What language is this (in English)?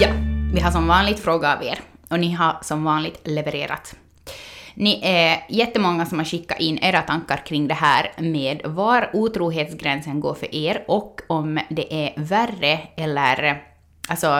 Swedish